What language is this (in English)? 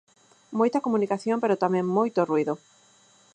Galician